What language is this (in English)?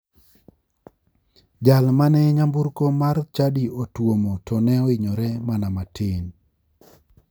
Luo (Kenya and Tanzania)